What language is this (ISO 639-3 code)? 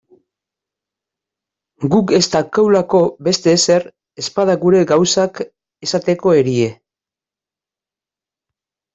eus